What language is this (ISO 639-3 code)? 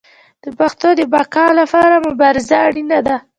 pus